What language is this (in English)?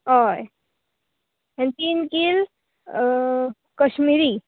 Konkani